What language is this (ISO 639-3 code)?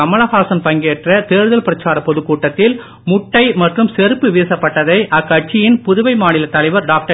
tam